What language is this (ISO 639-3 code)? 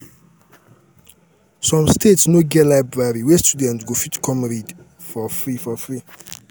pcm